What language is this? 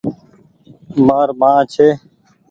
Goaria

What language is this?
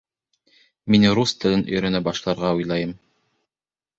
Bashkir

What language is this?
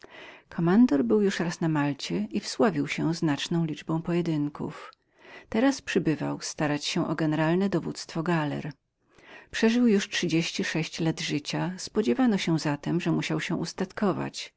Polish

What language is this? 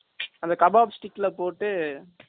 Tamil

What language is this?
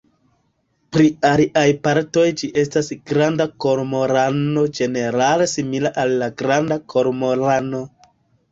Esperanto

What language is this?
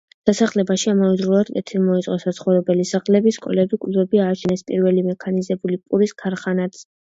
Georgian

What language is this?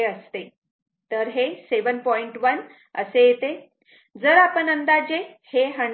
Marathi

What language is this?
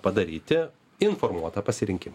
Lithuanian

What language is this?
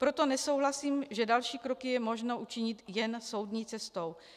Czech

